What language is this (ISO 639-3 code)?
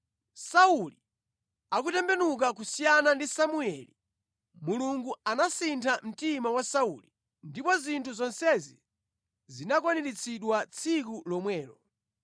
nya